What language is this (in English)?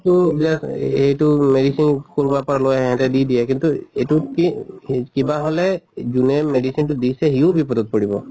Assamese